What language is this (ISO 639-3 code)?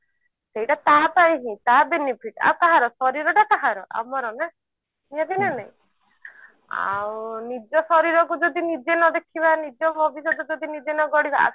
ori